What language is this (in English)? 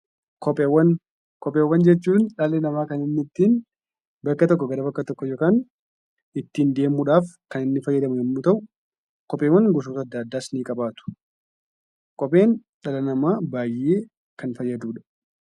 Oromo